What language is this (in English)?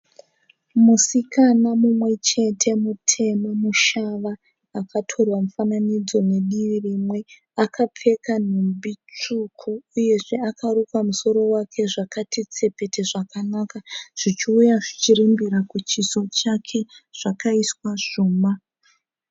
Shona